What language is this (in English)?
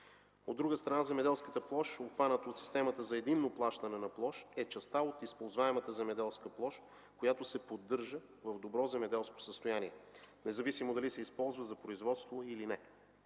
Bulgarian